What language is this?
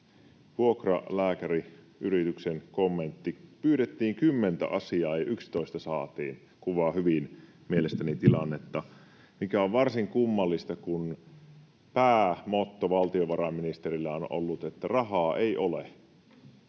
Finnish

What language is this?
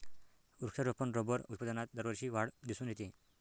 Marathi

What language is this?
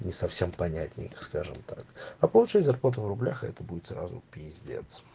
Russian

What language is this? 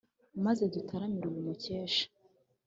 Kinyarwanda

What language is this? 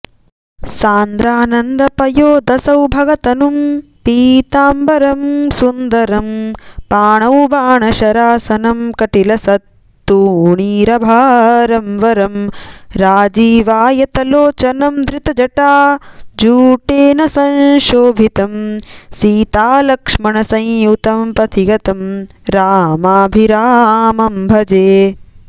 Sanskrit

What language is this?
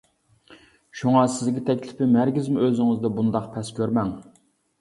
Uyghur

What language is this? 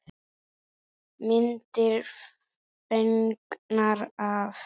Icelandic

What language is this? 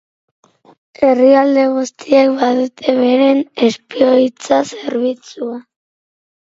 Basque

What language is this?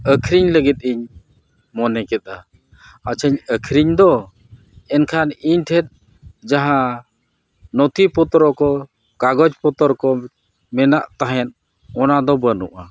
Santali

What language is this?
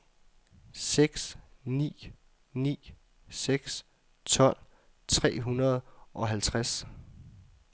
Danish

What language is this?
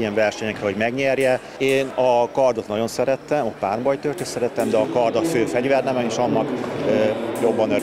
Hungarian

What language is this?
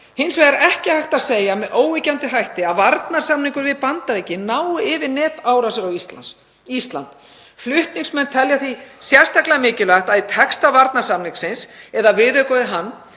Icelandic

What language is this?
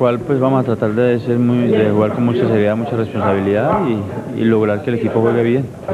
Spanish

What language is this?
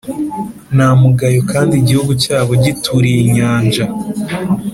Kinyarwanda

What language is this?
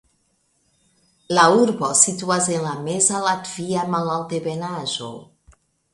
Esperanto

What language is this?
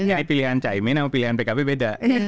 Indonesian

